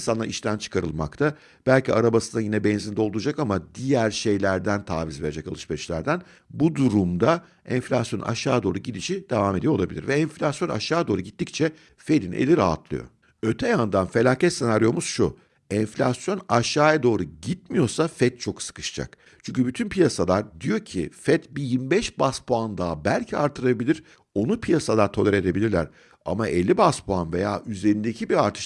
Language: Turkish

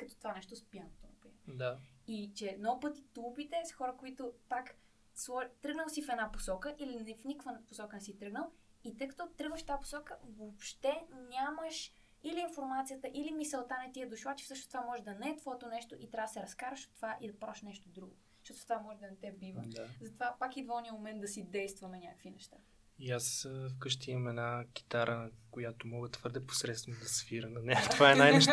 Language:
Bulgarian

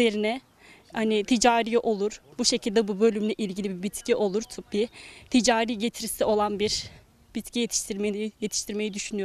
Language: Turkish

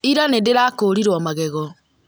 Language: Kikuyu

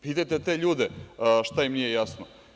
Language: Serbian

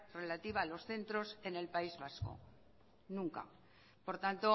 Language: Spanish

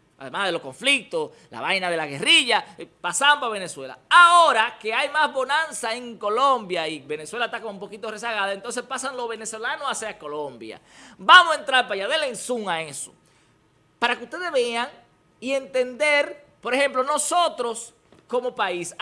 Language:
Spanish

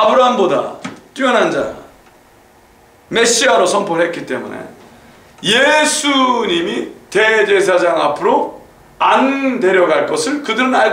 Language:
Korean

